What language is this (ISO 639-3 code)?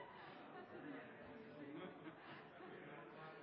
nob